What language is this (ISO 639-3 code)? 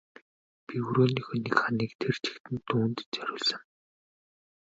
mon